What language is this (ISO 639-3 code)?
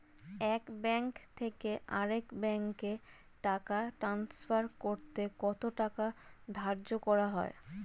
ben